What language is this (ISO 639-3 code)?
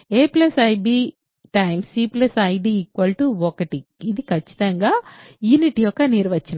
tel